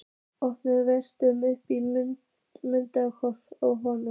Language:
Icelandic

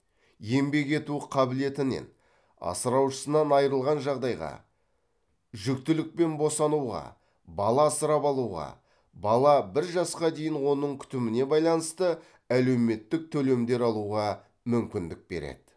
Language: Kazakh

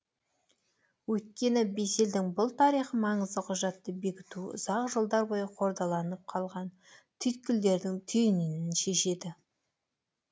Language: Kazakh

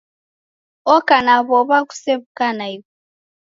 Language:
Taita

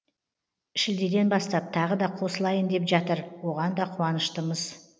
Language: Kazakh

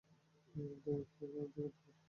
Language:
Bangla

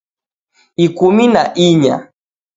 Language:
Taita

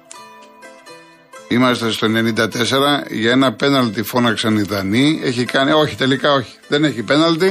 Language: Greek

